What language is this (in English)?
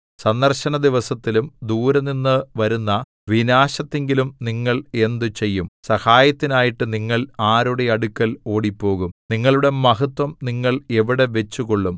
Malayalam